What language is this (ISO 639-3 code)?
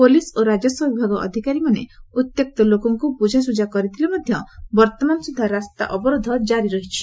ori